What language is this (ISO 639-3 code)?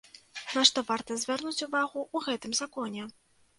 bel